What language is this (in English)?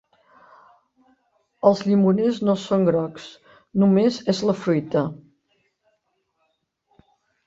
Catalan